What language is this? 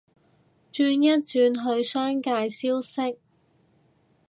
Cantonese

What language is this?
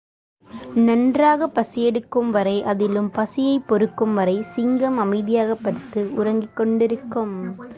Tamil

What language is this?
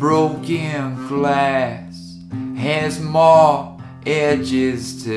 English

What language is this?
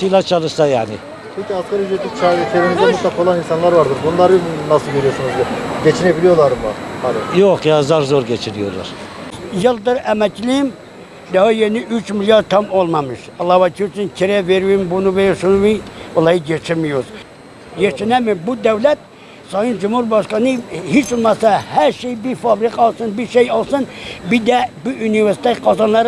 Turkish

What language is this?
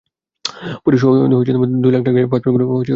Bangla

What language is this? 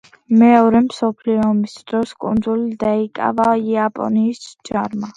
Georgian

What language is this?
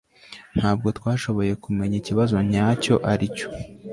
Kinyarwanda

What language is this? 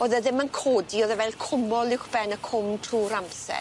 Welsh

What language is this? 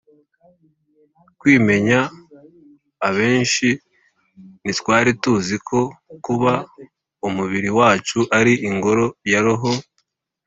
Kinyarwanda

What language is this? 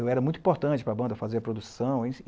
Portuguese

